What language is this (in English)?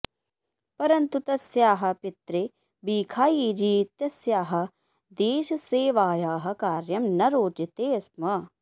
Sanskrit